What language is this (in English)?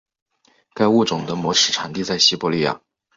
Chinese